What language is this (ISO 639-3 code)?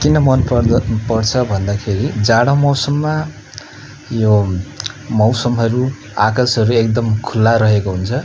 nep